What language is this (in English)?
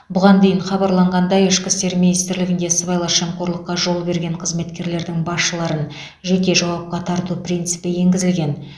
Kazakh